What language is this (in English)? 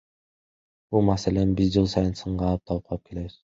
Kyrgyz